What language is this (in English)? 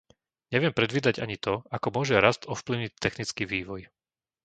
Slovak